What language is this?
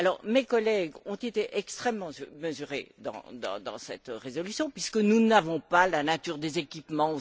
French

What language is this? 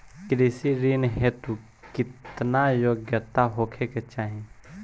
Bhojpuri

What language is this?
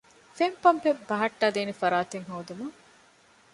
Divehi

